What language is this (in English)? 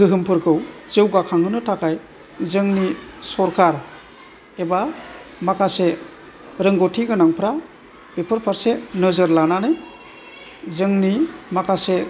Bodo